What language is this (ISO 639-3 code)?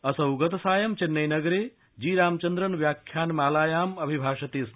san